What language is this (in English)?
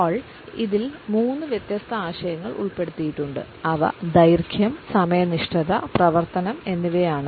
Malayalam